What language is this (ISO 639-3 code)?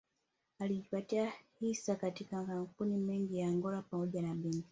swa